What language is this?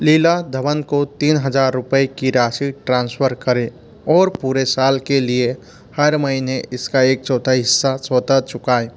Hindi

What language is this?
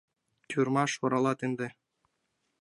Mari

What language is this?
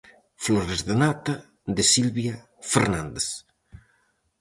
Galician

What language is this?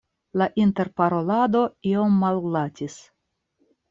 Esperanto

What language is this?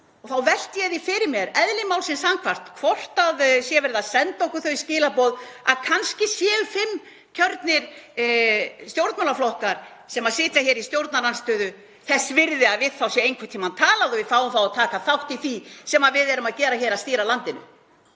Icelandic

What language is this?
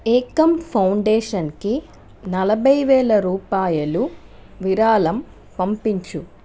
Telugu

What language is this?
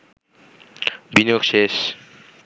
Bangla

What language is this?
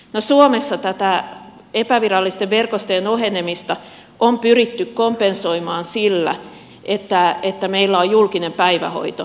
Finnish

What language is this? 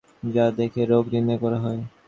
Bangla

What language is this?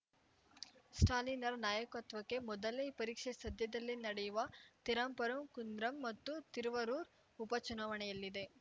Kannada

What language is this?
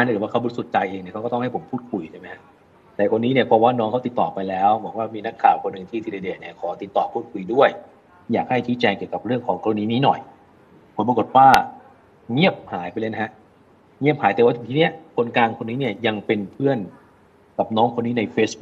Thai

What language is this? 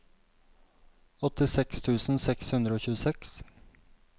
Norwegian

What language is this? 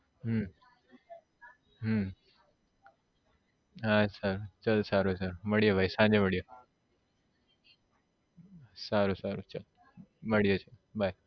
Gujarati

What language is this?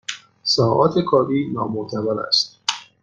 Persian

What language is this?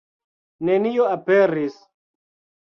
Esperanto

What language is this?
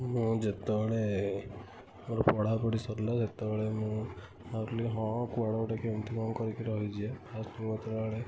Odia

